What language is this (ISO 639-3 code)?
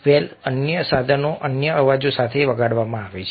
guj